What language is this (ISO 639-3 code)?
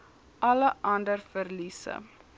afr